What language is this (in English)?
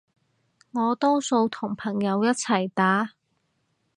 Cantonese